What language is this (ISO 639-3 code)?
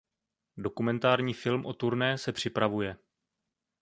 ces